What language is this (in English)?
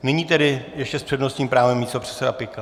Czech